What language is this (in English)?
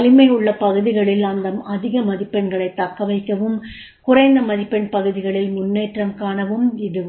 Tamil